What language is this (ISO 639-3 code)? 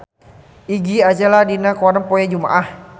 sun